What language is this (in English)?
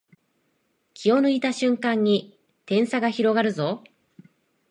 Japanese